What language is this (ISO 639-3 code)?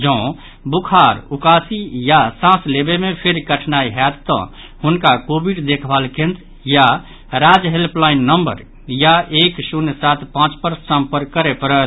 mai